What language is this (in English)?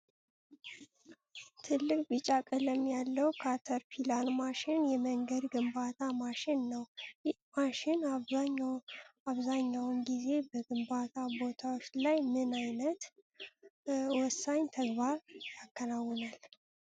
Amharic